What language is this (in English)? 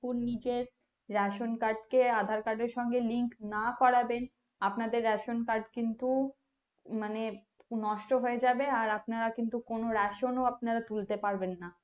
Bangla